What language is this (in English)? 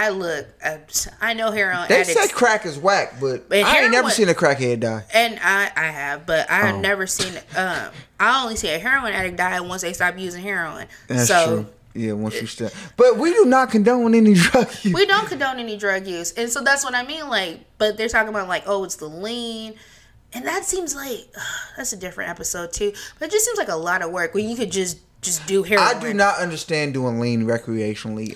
English